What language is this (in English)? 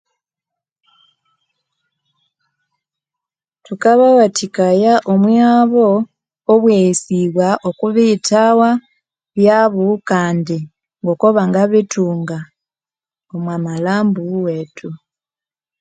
Konzo